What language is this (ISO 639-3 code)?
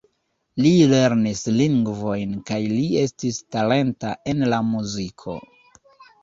epo